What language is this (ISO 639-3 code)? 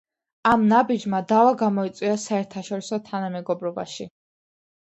kat